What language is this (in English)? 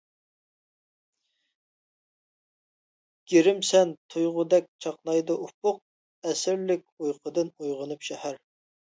Uyghur